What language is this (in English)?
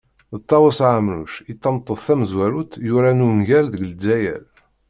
Kabyle